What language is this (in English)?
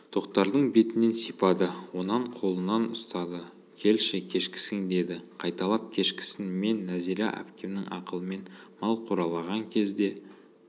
Kazakh